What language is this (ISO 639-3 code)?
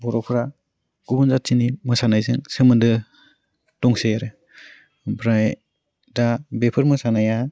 brx